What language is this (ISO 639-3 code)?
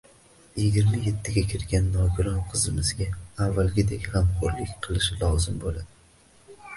uzb